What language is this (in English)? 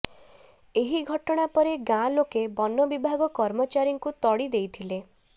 Odia